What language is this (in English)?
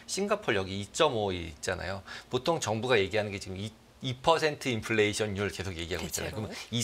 Korean